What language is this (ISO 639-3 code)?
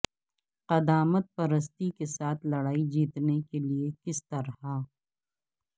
urd